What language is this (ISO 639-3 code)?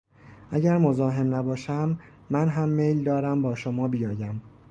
fas